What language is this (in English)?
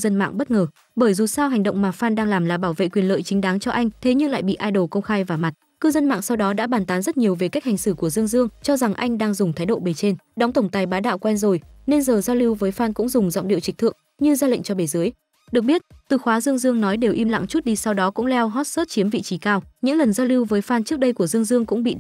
Vietnamese